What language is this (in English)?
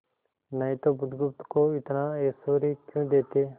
Hindi